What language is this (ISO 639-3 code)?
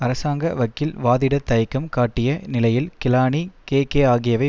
tam